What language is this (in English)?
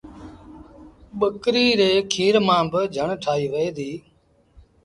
Sindhi Bhil